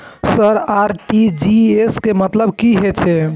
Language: Maithili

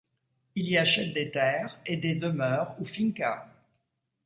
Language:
French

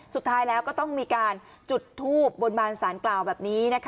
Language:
Thai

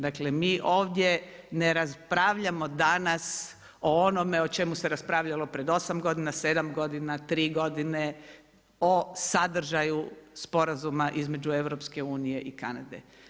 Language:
Croatian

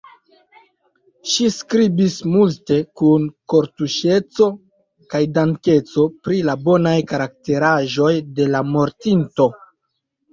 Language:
Esperanto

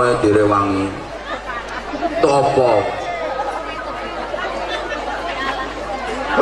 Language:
Indonesian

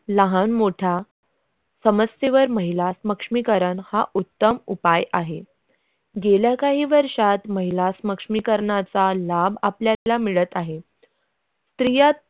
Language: Marathi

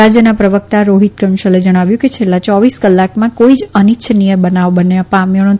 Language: Gujarati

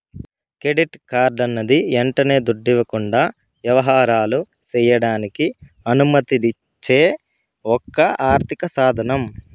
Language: Telugu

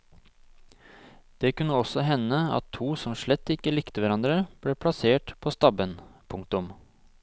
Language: Norwegian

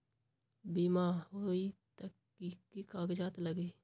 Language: Magahi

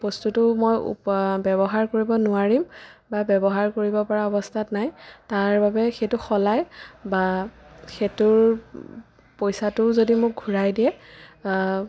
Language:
Assamese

